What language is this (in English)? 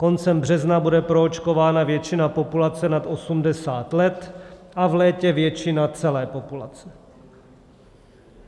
Czech